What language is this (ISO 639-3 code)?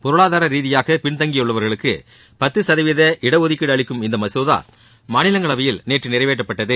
tam